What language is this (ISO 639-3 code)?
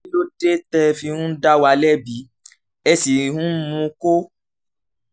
yor